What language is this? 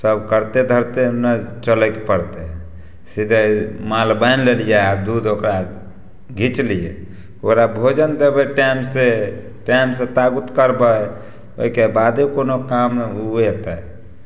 Maithili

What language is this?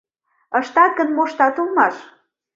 Mari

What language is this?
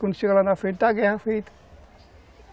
Portuguese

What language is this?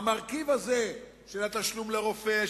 Hebrew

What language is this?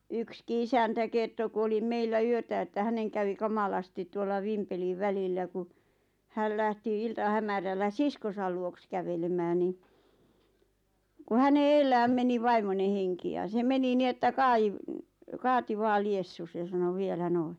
Finnish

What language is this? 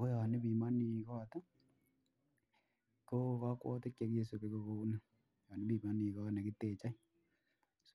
Kalenjin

